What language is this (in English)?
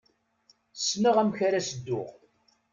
Kabyle